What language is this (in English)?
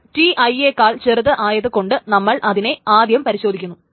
Malayalam